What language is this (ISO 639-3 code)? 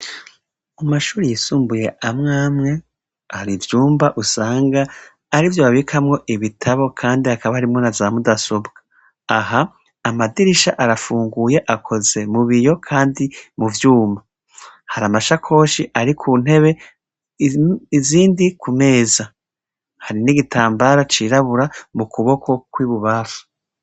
run